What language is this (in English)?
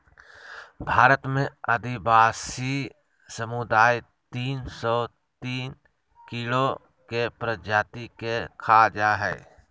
Magahi